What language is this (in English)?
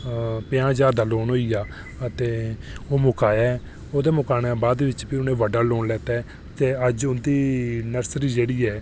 Dogri